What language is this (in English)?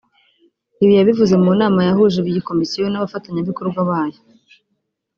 Kinyarwanda